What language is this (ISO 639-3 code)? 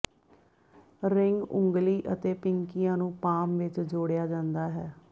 pan